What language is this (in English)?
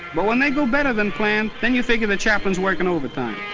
English